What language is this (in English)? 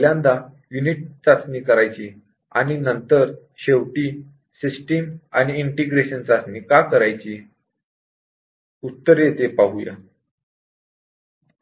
Marathi